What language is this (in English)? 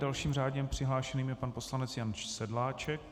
Czech